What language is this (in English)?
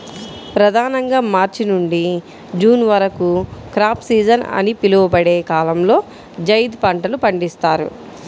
Telugu